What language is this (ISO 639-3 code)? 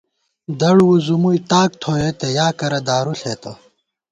gwt